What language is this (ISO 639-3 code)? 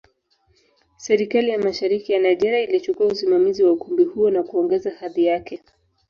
swa